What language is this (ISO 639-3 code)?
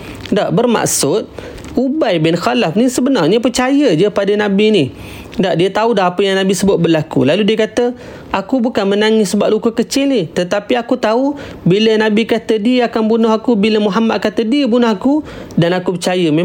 msa